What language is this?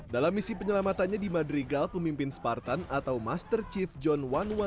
Indonesian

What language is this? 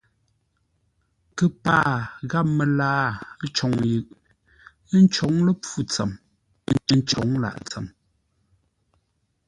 Ngombale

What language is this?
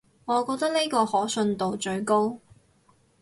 Cantonese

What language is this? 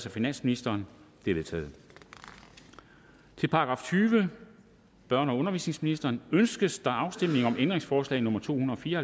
Danish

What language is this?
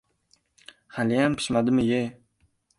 Uzbek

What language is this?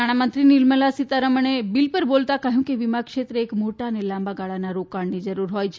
Gujarati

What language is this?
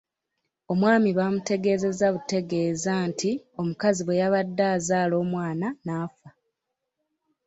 Ganda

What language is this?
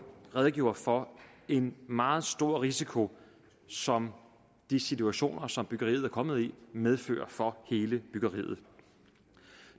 Danish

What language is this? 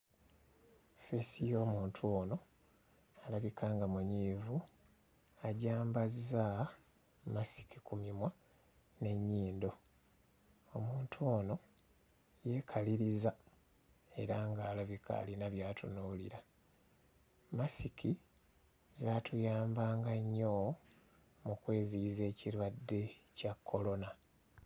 Ganda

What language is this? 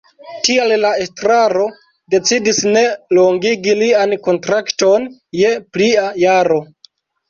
Esperanto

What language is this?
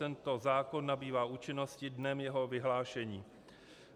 Czech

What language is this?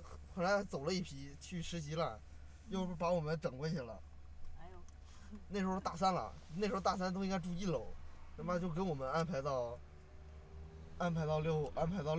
Chinese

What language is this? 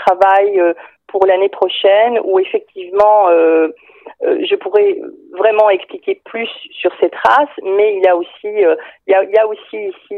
French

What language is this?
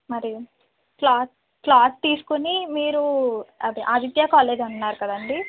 Telugu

